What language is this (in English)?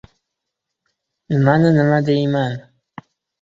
Uzbek